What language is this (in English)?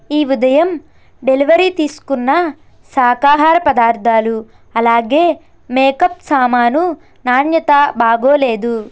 Telugu